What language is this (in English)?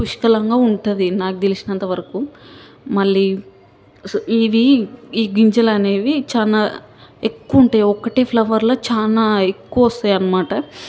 Telugu